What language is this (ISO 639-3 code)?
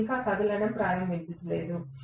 tel